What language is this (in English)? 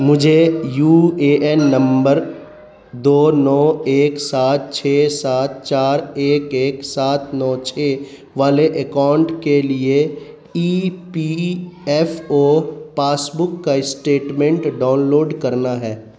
Urdu